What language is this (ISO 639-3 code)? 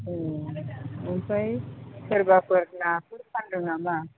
brx